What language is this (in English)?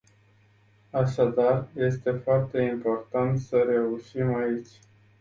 Romanian